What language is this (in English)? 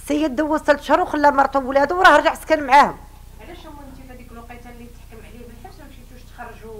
Arabic